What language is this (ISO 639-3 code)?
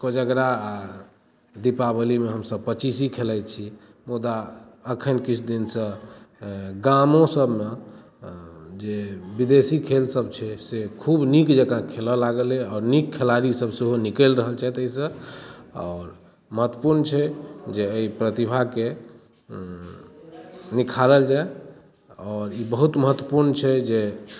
mai